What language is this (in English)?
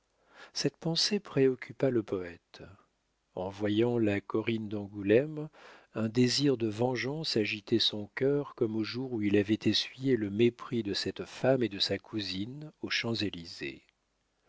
French